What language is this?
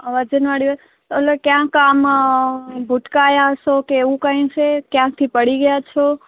Gujarati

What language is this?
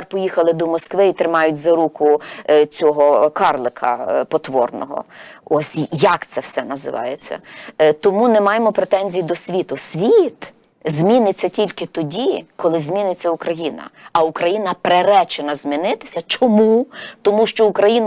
Ukrainian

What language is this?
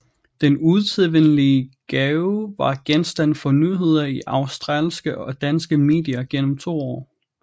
Danish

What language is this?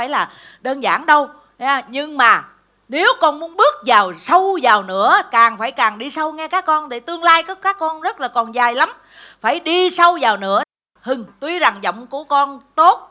Vietnamese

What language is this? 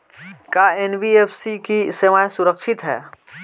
Bhojpuri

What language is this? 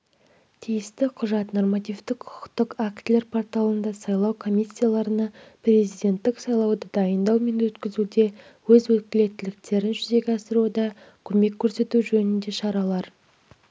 Kazakh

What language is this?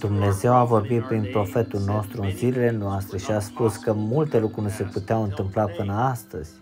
Romanian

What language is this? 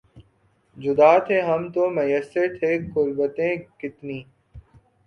Urdu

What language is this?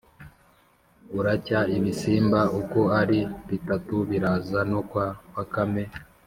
Kinyarwanda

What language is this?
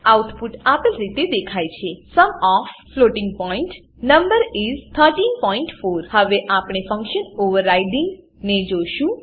Gujarati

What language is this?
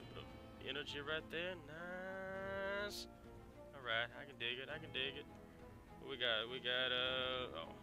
English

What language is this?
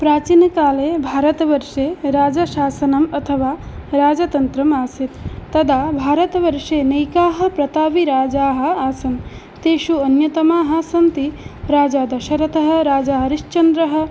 Sanskrit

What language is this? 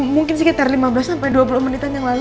Indonesian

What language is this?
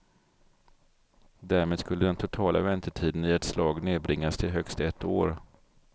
Swedish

